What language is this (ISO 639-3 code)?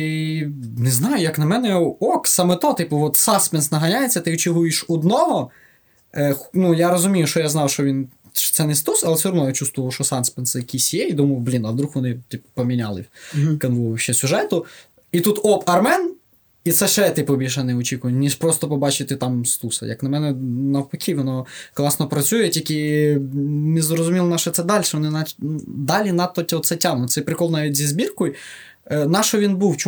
ukr